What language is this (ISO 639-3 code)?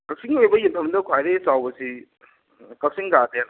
mni